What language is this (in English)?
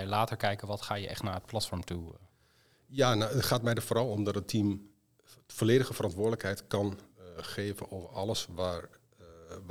Dutch